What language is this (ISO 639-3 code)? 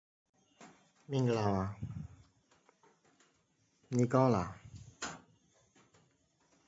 eng